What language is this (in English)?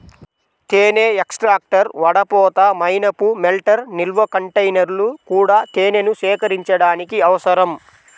Telugu